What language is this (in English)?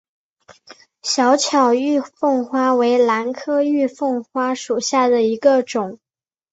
Chinese